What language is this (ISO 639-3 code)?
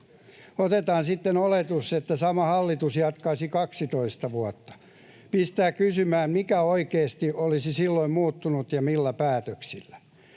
fin